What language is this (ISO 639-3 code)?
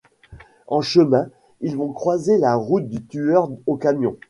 fra